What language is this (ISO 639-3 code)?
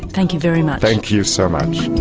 eng